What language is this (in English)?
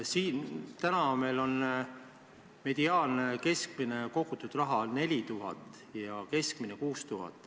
Estonian